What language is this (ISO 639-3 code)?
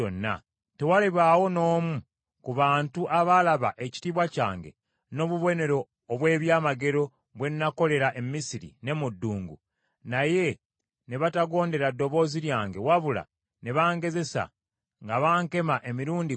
lug